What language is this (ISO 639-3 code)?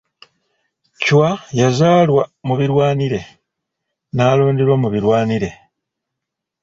lug